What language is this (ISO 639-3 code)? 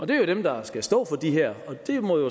dan